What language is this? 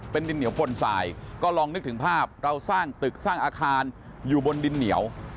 Thai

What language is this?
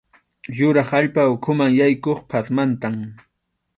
Arequipa-La Unión Quechua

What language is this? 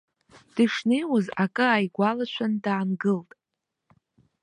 Abkhazian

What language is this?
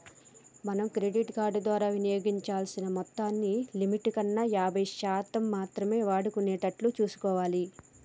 Telugu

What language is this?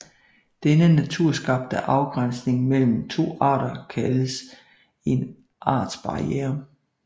Danish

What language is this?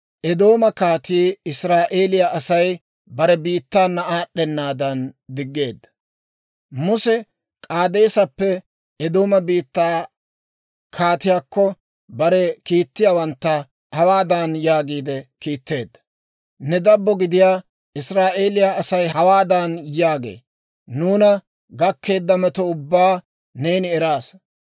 Dawro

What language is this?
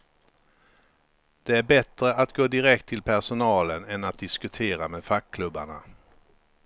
Swedish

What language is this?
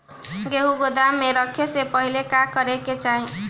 Bhojpuri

